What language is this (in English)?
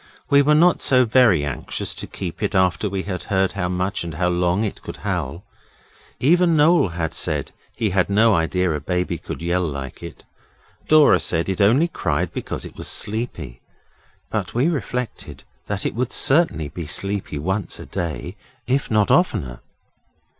English